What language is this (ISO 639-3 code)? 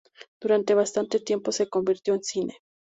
spa